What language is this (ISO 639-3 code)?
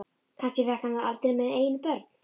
isl